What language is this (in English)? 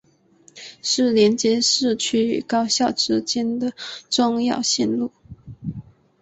Chinese